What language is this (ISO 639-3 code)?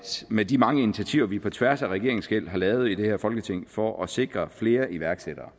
dan